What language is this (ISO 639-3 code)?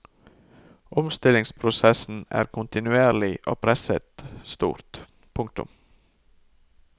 nor